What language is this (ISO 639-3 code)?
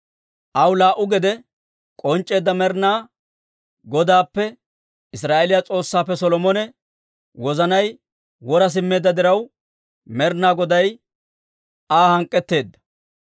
dwr